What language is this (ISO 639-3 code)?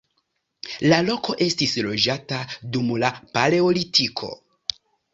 epo